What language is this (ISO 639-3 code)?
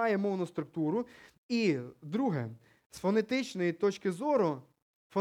ukr